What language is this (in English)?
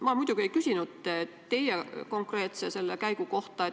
Estonian